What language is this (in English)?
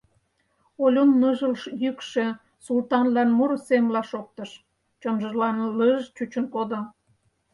Mari